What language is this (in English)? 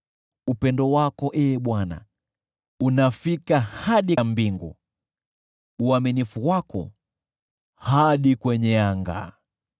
Swahili